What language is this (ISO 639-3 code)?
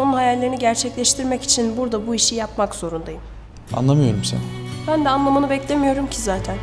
tur